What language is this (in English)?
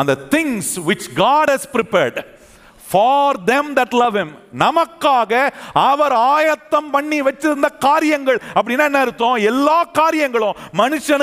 Tamil